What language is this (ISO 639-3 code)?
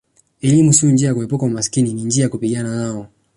swa